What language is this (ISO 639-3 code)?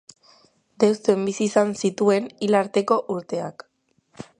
eus